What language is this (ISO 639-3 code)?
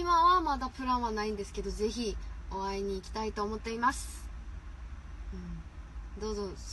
kor